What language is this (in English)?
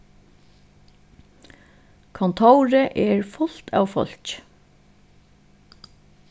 Faroese